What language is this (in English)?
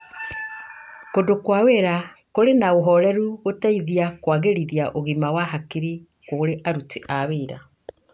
Kikuyu